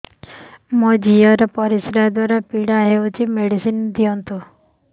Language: Odia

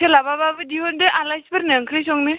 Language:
Bodo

